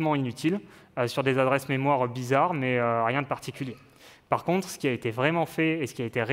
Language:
French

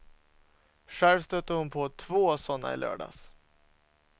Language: Swedish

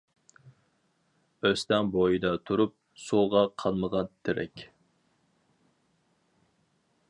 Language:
Uyghur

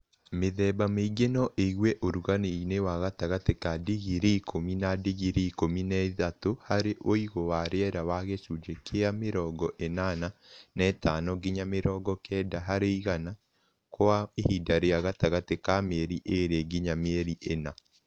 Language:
Kikuyu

